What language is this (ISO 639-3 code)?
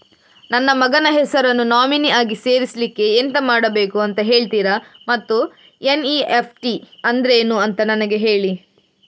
kan